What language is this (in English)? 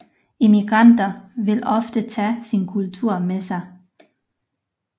Danish